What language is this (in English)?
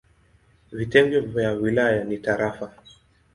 Swahili